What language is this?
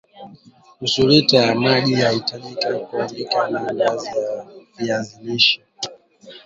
Swahili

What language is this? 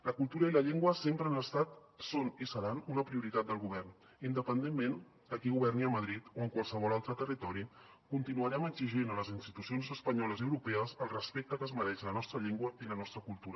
Catalan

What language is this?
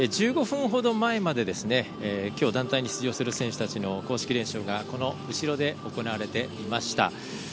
Japanese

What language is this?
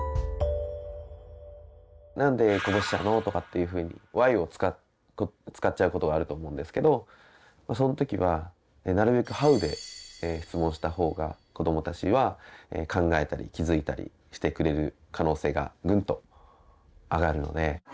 Japanese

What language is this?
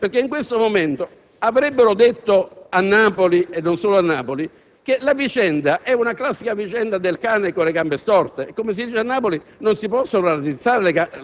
Italian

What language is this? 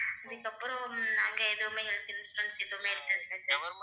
Tamil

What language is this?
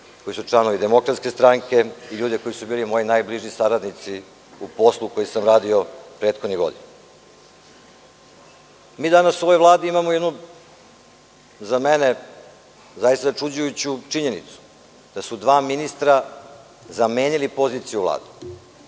Serbian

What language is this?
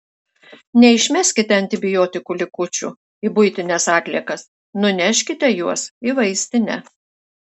Lithuanian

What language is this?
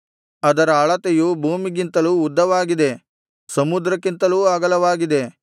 Kannada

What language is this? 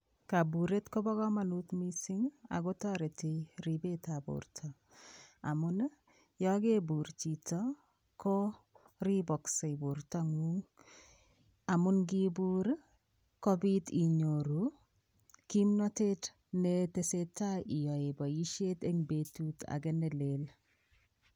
Kalenjin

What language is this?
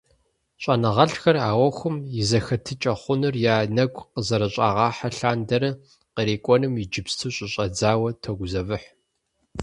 Kabardian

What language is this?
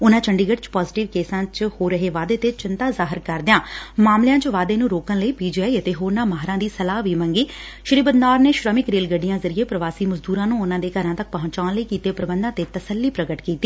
Punjabi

